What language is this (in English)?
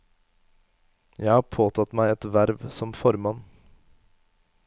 Norwegian